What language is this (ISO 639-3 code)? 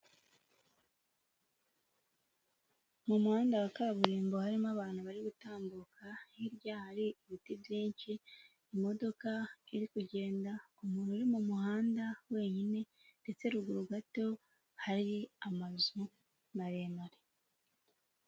kin